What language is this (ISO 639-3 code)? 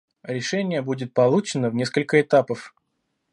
rus